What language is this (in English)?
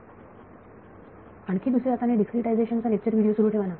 Marathi